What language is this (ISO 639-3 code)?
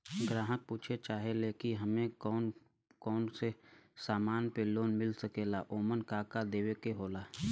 bho